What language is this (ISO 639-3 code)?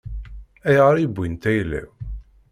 kab